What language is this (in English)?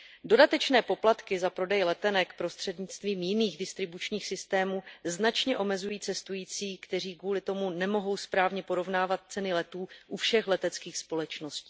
Czech